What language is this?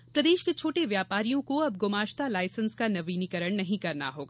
Hindi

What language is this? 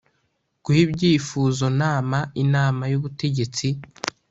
Kinyarwanda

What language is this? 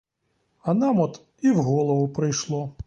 Ukrainian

